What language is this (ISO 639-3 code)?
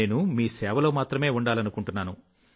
tel